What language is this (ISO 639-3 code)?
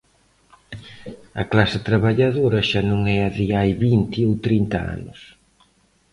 glg